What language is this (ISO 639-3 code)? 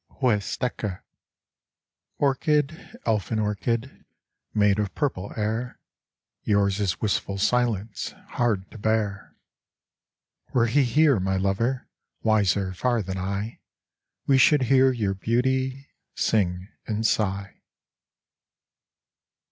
eng